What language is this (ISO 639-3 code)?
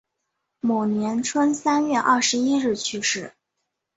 zho